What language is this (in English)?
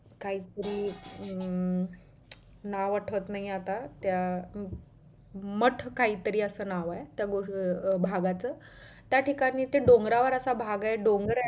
Marathi